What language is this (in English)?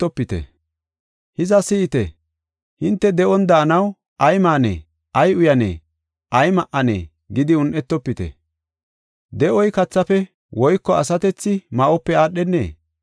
Gofa